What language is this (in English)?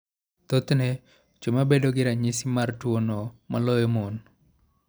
Luo (Kenya and Tanzania)